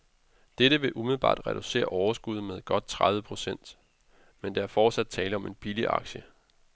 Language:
Danish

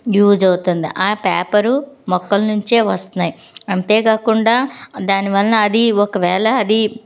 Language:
Telugu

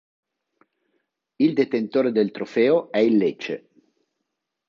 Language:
Italian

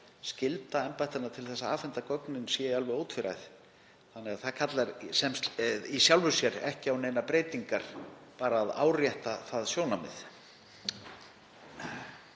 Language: Icelandic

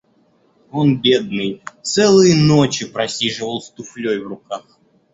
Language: Russian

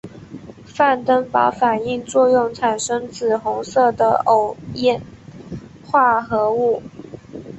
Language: Chinese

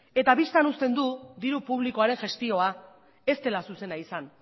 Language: Basque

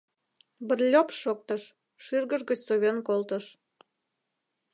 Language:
Mari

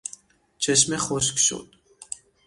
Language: Persian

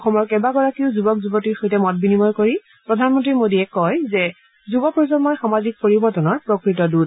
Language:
Assamese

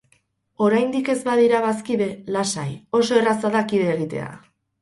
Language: Basque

